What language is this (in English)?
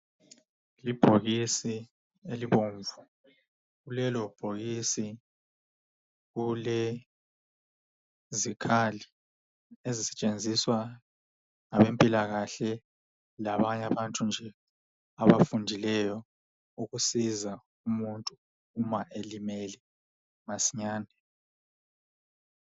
North Ndebele